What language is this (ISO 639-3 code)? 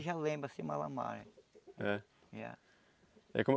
por